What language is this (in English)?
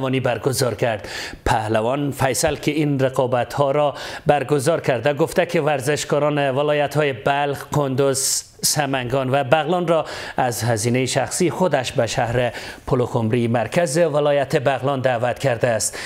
Persian